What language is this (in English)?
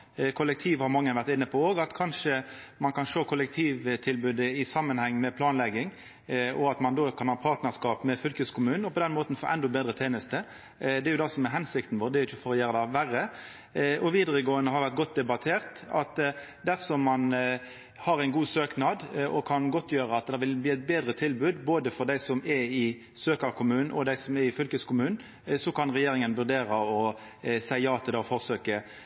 Norwegian Nynorsk